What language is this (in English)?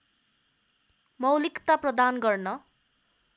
Nepali